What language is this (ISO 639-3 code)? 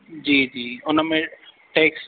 snd